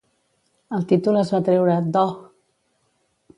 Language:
Catalan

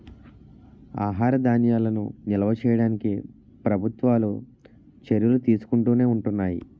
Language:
Telugu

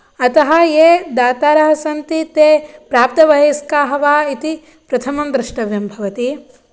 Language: Sanskrit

